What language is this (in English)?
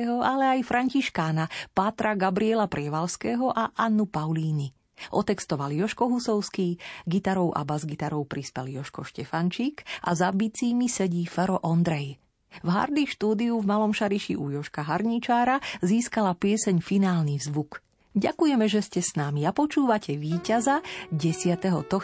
Slovak